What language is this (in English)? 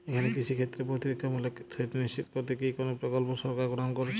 Bangla